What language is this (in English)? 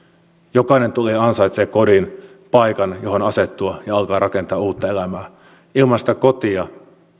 Finnish